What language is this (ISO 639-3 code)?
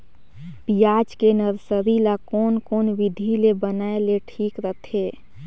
hne